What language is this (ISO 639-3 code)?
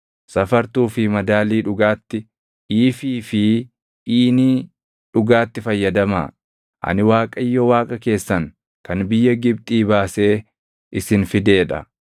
orm